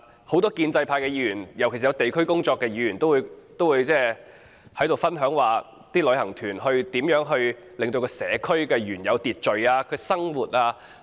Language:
Cantonese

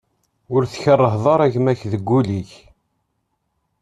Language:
Kabyle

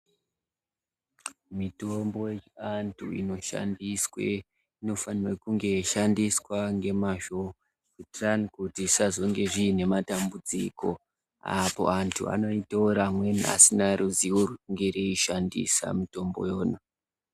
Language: Ndau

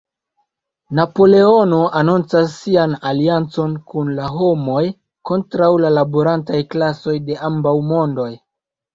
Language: Esperanto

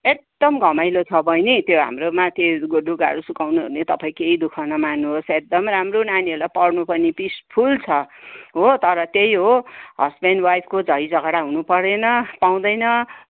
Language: Nepali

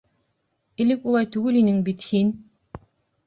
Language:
Bashkir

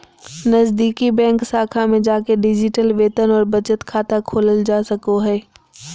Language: Magahi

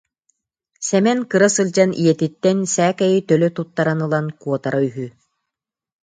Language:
Yakut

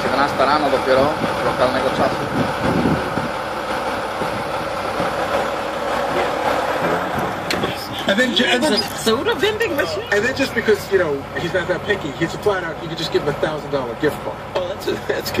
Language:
Polish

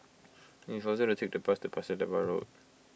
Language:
English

